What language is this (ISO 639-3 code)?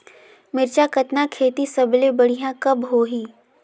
hne